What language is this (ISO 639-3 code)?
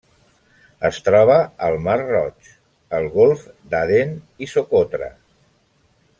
cat